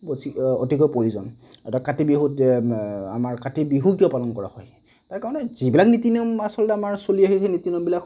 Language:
Assamese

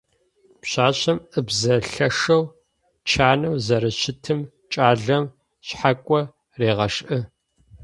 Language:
Adyghe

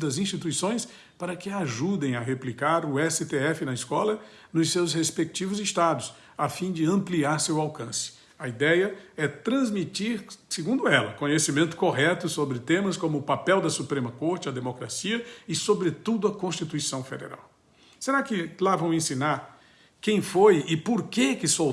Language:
Portuguese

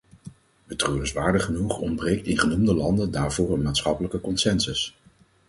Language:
Dutch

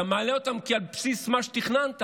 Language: Hebrew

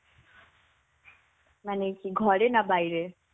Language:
Bangla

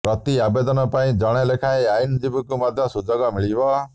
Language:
Odia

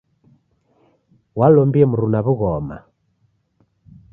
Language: Taita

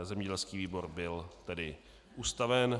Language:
Czech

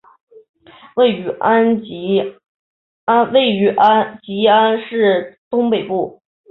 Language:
Chinese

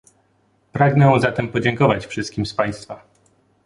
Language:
Polish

